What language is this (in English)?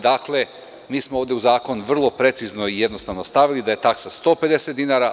Serbian